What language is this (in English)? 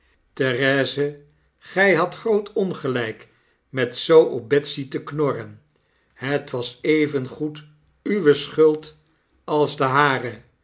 Dutch